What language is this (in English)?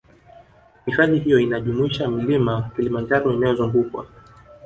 Swahili